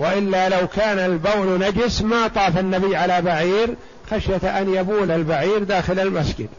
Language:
Arabic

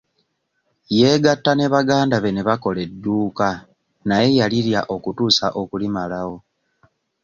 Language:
Ganda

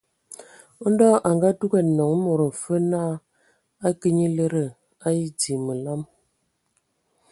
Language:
Ewondo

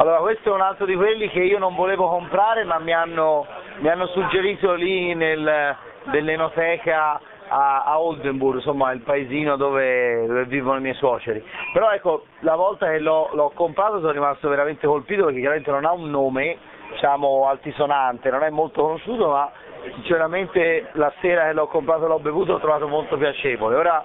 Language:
Italian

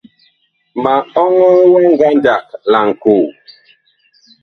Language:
Bakoko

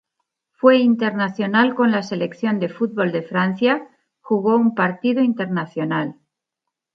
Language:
Spanish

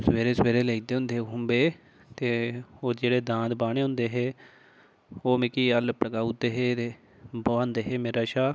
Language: Dogri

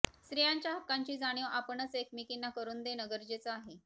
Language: Marathi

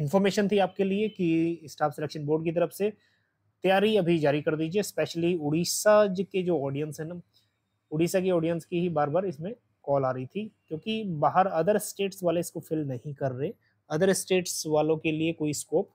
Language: Hindi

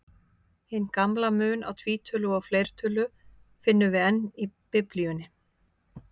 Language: Icelandic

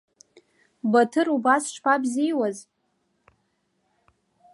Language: Abkhazian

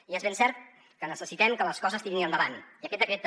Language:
Catalan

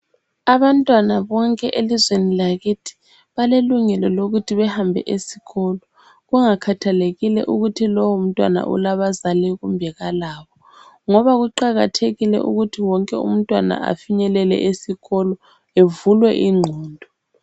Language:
North Ndebele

